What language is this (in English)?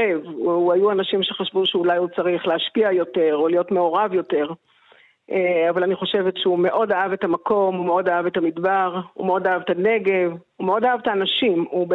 Hebrew